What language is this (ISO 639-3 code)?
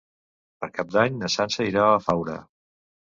cat